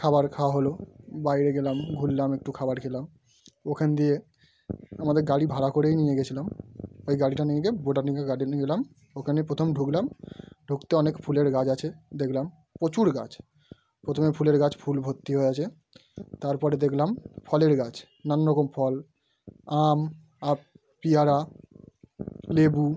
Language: Bangla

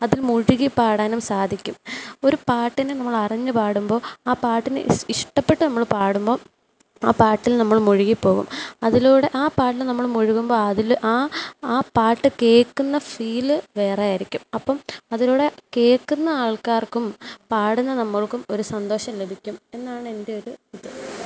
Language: Malayalam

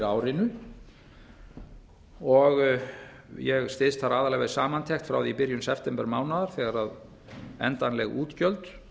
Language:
Icelandic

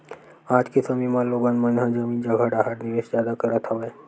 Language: Chhattisgarhi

